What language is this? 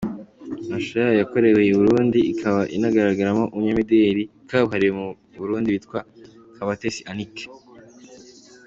Kinyarwanda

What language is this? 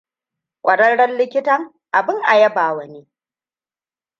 Hausa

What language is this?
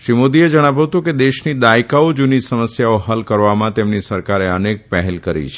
Gujarati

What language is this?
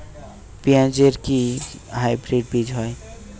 Bangla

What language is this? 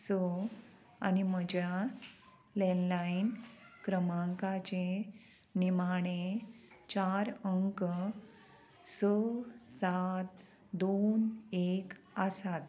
Konkani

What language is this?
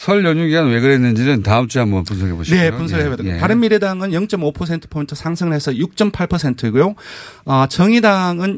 Korean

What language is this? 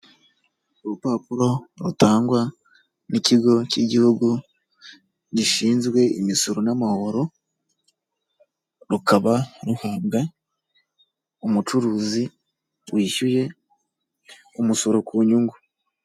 Kinyarwanda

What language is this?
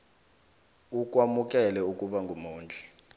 South Ndebele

